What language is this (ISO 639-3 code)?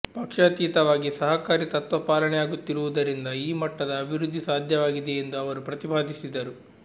kan